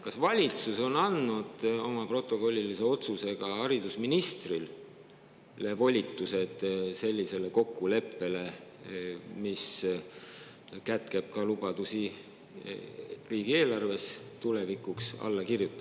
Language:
Estonian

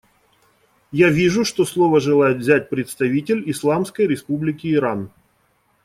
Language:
Russian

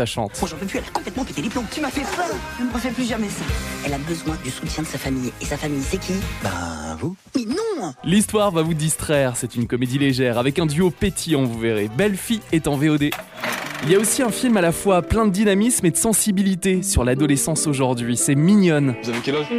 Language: French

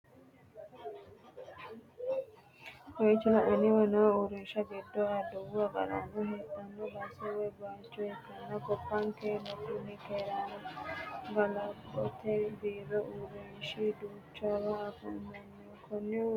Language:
Sidamo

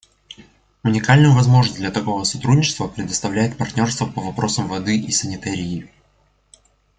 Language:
Russian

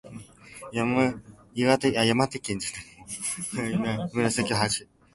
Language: Japanese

